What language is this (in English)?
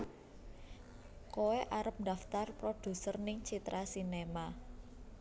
Javanese